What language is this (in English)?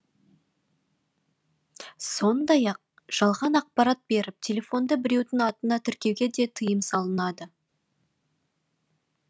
Kazakh